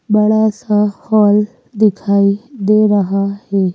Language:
Hindi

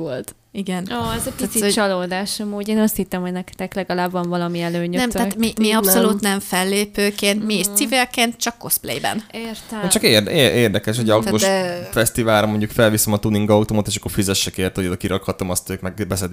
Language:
Hungarian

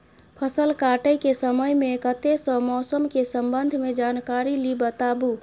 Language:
Maithili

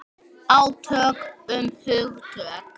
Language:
Icelandic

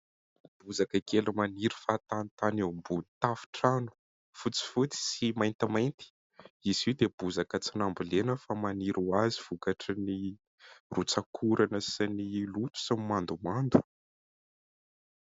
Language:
Malagasy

